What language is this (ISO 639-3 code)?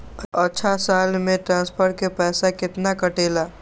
mag